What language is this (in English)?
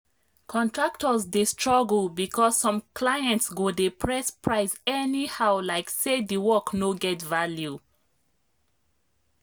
Nigerian Pidgin